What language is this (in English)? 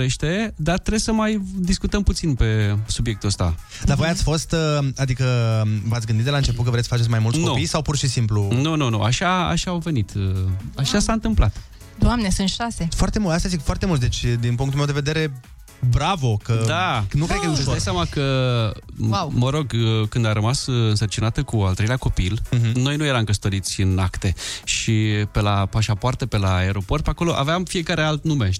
Romanian